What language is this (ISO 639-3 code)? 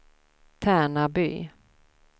swe